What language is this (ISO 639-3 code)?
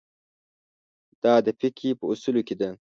pus